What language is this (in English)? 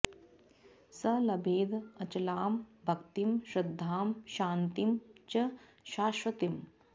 Sanskrit